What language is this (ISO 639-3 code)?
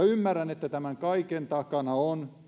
fin